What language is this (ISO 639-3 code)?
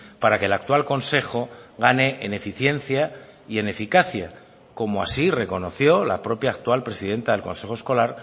spa